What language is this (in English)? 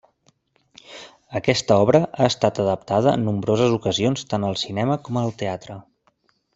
Catalan